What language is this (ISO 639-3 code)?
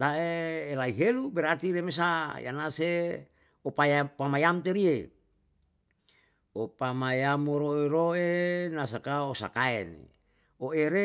jal